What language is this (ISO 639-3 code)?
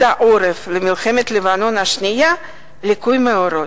heb